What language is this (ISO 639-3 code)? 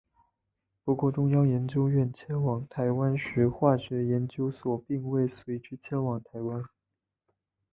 zho